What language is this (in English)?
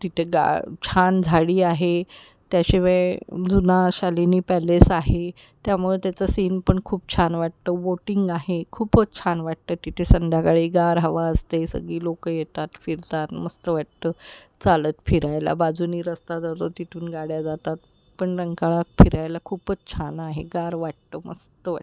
Marathi